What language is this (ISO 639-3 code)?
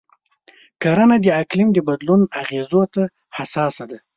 pus